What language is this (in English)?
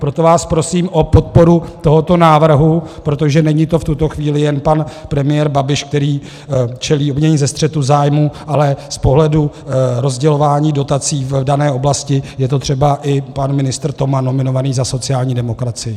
Czech